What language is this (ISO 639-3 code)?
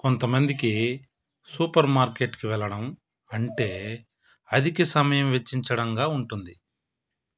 tel